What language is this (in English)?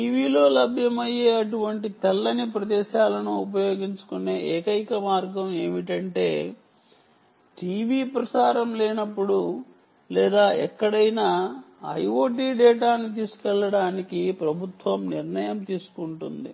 Telugu